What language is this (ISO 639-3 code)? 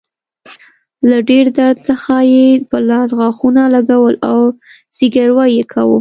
pus